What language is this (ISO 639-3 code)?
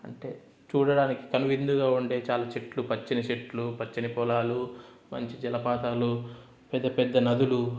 tel